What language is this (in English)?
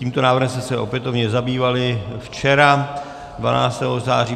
Czech